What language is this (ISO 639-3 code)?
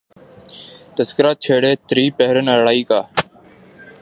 urd